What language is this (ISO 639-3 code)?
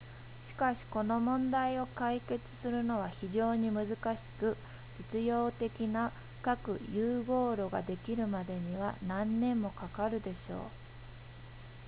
jpn